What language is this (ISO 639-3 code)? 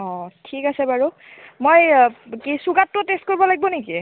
asm